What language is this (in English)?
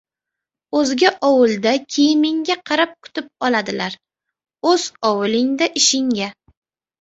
Uzbek